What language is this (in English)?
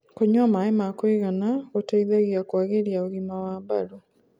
Kikuyu